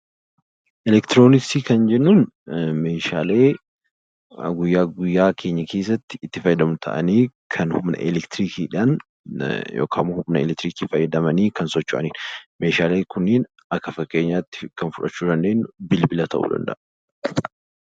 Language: Oromo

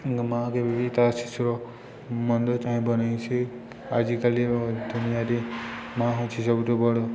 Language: Odia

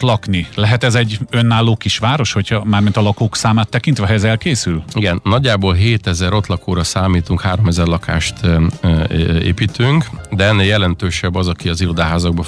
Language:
Hungarian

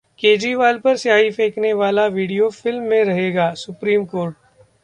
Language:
Hindi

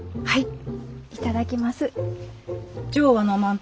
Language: Japanese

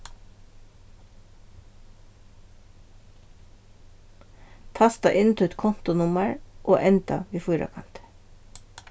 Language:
Faroese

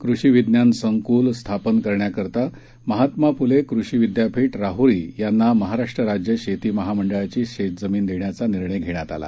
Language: Marathi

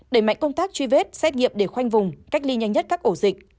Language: Vietnamese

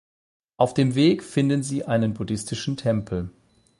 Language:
German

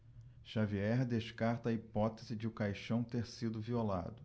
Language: Portuguese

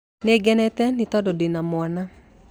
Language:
Kikuyu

